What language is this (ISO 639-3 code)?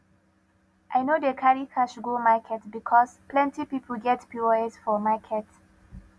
pcm